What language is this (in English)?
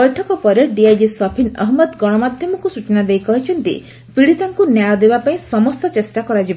Odia